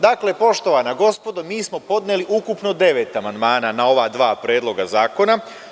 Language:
Serbian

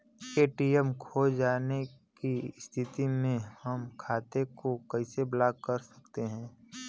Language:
Bhojpuri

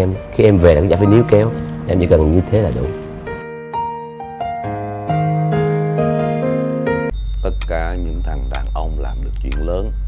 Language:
Vietnamese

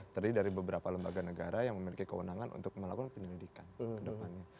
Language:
Indonesian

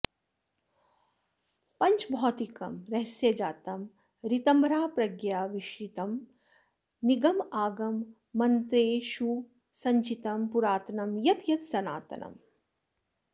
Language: Sanskrit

